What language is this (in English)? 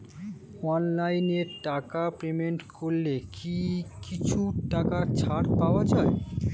Bangla